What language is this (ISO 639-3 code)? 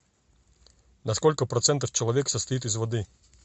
rus